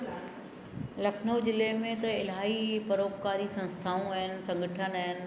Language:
Sindhi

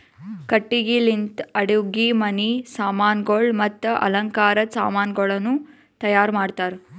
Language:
Kannada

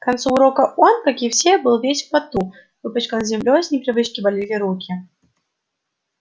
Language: Russian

